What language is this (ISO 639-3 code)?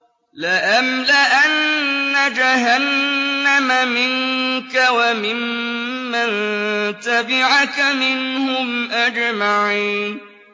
ara